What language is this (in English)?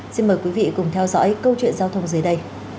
Vietnamese